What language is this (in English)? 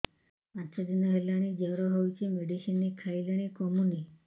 Odia